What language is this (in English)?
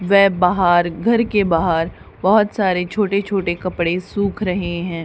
Hindi